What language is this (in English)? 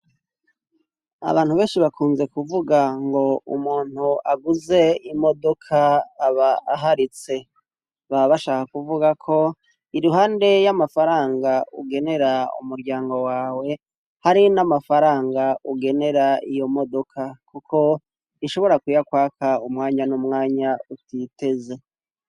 Rundi